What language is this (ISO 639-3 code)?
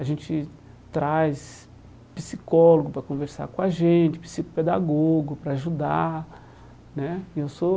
por